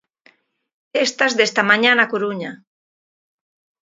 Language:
Galician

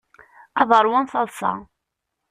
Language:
Kabyle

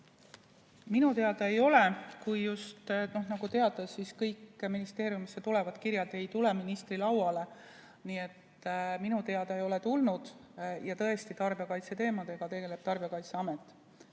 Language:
Estonian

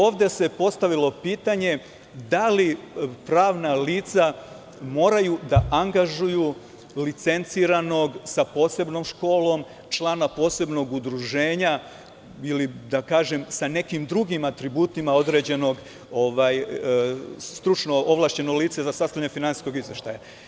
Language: Serbian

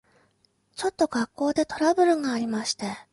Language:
Japanese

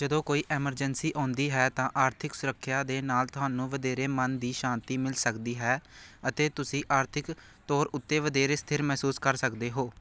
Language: Punjabi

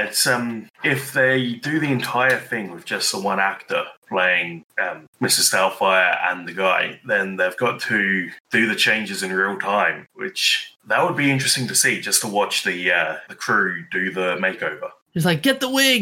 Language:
English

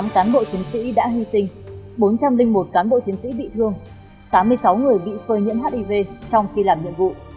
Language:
Vietnamese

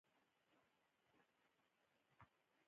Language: Pashto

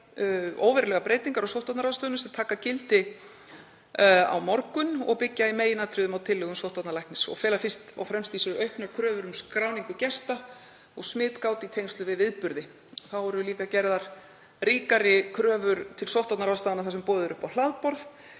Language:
Icelandic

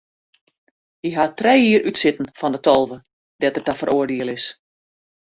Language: Western Frisian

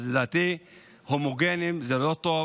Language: Hebrew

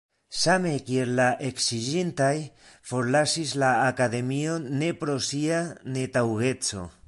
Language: Esperanto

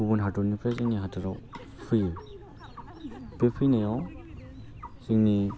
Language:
Bodo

